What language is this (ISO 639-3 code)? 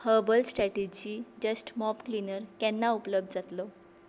kok